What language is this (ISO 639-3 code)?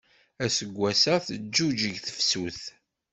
kab